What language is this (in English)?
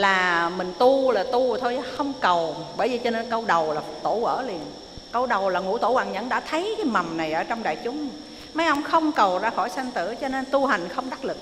Vietnamese